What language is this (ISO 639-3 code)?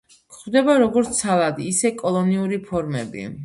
kat